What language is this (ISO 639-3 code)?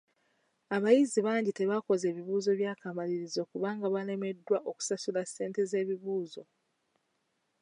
lug